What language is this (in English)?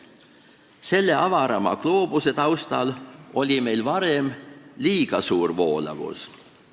Estonian